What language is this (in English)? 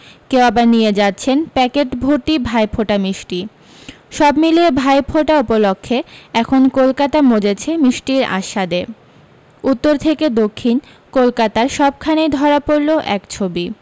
Bangla